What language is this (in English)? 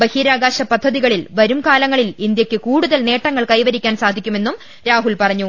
Malayalam